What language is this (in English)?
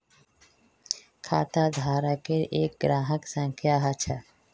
Magahi